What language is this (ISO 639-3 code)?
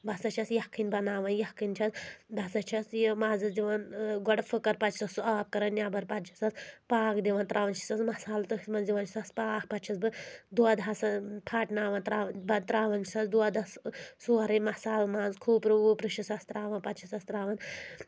kas